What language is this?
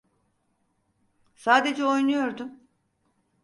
Turkish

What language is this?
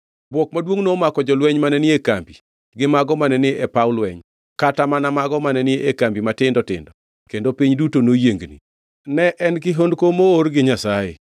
Luo (Kenya and Tanzania)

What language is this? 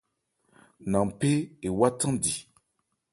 Ebrié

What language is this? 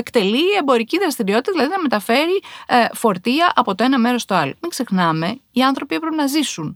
Greek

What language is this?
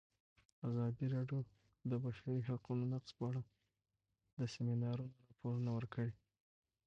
Pashto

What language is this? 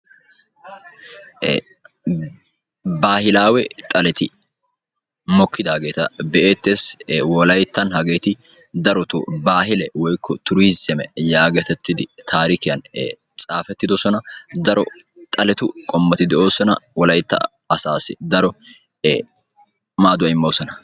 Wolaytta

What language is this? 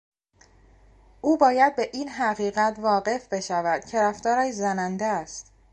Persian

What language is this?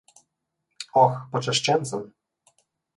Slovenian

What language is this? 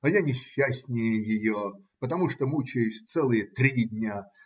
Russian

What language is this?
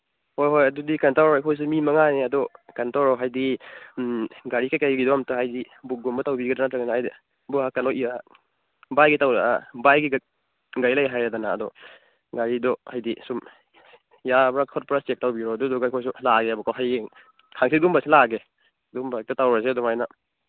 Manipuri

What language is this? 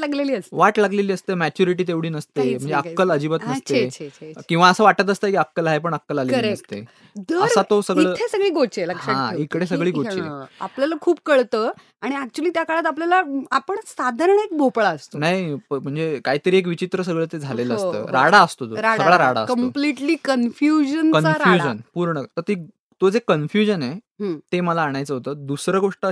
Marathi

